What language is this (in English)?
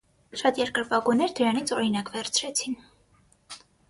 Armenian